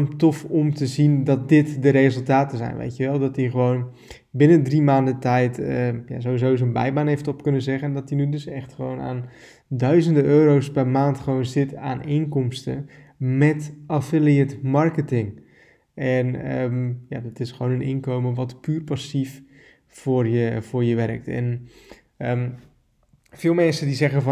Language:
Dutch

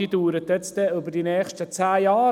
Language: Swiss German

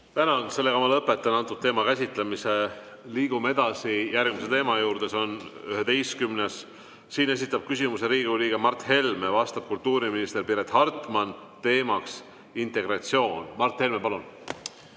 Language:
Estonian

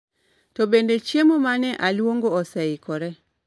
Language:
Luo (Kenya and Tanzania)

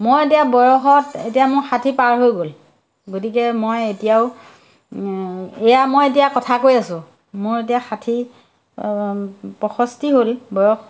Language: Assamese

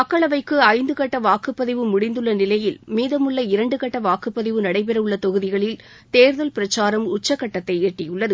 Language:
Tamil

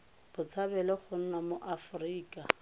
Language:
Tswana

